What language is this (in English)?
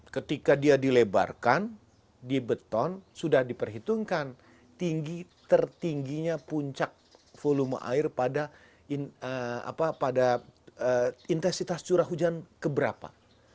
Indonesian